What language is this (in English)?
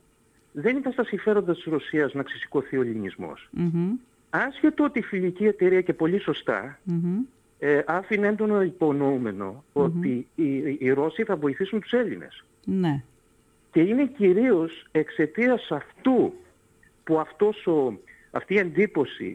Greek